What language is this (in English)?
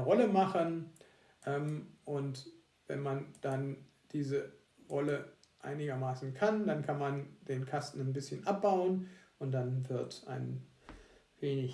German